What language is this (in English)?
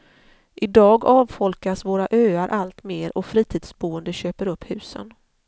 Swedish